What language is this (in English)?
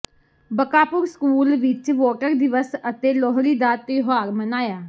Punjabi